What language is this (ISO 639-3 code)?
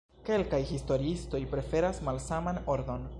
epo